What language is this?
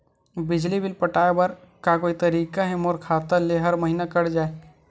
Chhattisgarhi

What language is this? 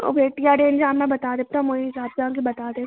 Maithili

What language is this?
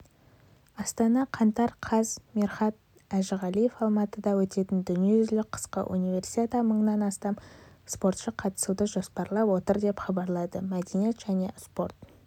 Kazakh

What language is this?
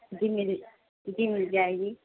Urdu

